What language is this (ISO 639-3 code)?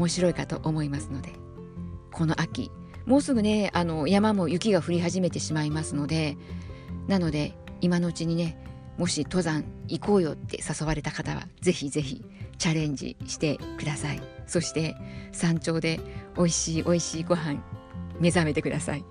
jpn